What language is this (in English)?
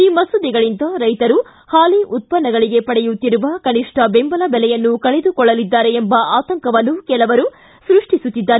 Kannada